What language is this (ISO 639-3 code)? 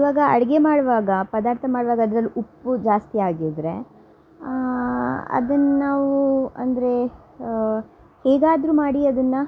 kan